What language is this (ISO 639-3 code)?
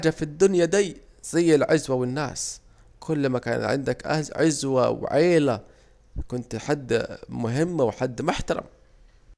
aec